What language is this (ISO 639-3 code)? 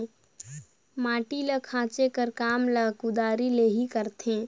hne